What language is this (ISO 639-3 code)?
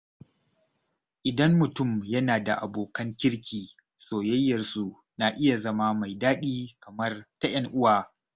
hau